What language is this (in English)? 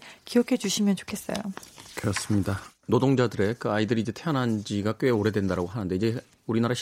Korean